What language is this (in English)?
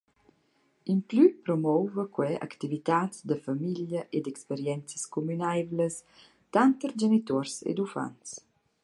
Romansh